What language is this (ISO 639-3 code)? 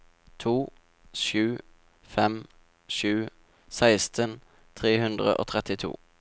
nor